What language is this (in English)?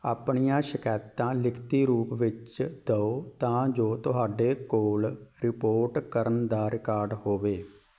Punjabi